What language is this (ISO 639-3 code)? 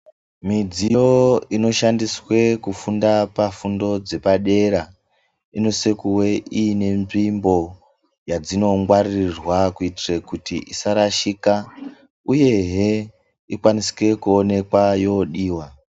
ndc